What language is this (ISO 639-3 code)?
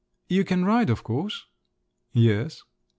eng